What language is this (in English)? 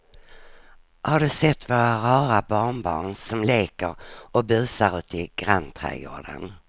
Swedish